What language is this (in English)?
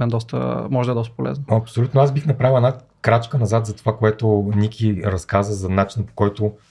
Bulgarian